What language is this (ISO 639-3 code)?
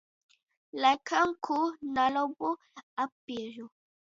ltg